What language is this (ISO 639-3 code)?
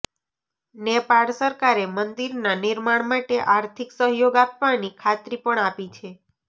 guj